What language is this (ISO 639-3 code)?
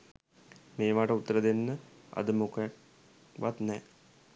sin